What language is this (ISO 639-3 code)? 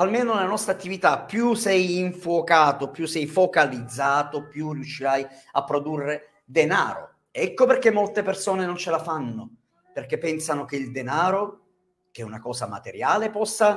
ita